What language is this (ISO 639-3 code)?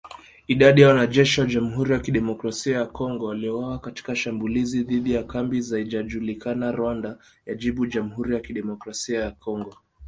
swa